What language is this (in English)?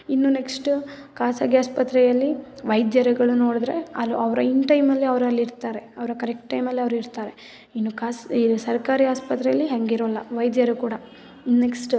Kannada